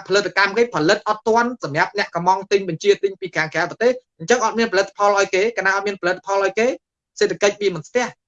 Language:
Vietnamese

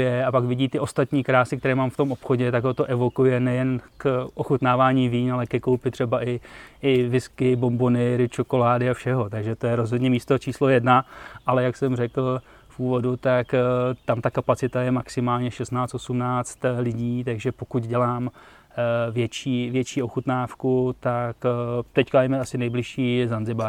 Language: Czech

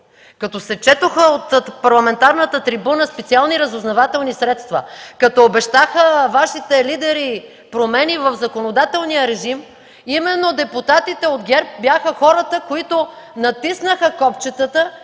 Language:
Bulgarian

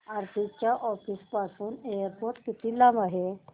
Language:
Marathi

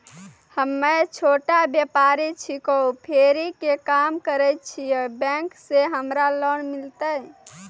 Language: Maithili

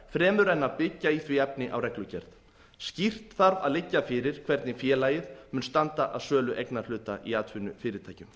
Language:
Icelandic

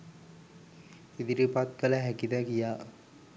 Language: Sinhala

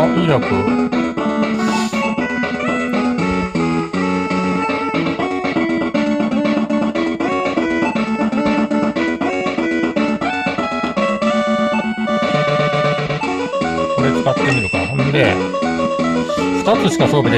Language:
Japanese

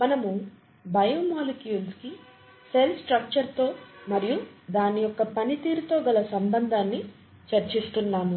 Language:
Telugu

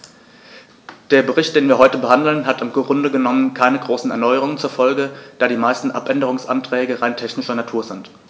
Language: German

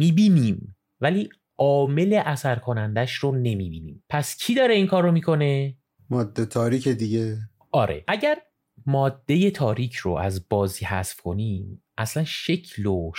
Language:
Persian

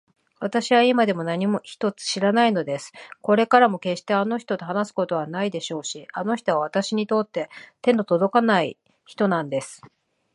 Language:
Japanese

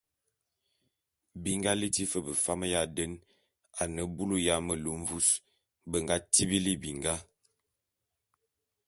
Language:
Bulu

